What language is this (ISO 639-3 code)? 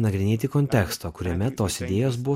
lit